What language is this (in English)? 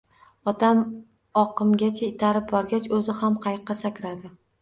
Uzbek